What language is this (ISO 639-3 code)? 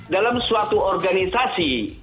ind